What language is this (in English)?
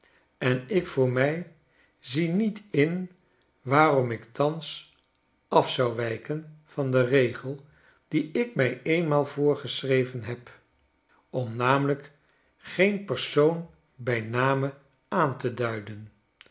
Dutch